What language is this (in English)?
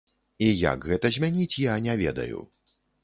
Belarusian